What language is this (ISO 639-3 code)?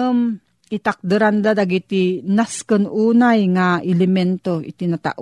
fil